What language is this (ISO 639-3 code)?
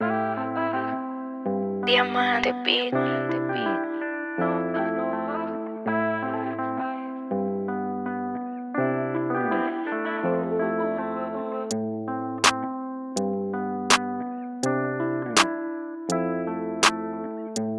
eng